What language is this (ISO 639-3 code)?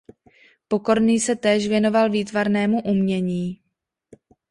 ces